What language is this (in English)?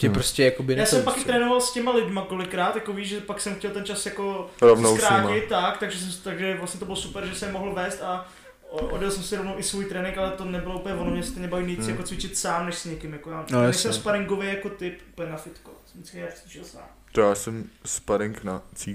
Czech